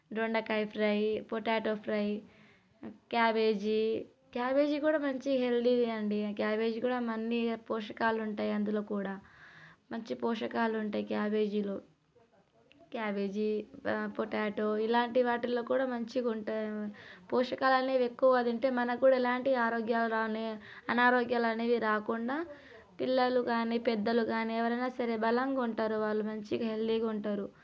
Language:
Telugu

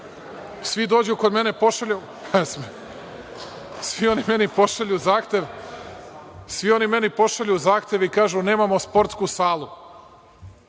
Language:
Serbian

